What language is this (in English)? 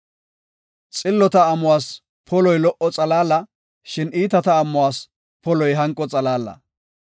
Gofa